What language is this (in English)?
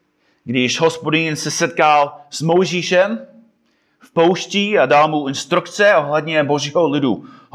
Czech